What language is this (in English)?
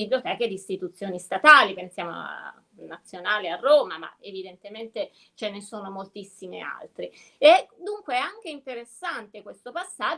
Italian